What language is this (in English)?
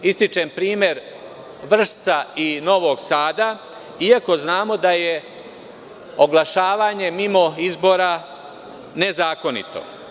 Serbian